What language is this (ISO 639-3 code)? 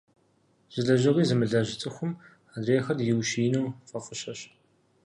kbd